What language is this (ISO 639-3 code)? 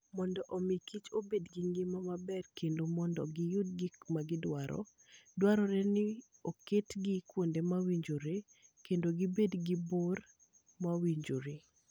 luo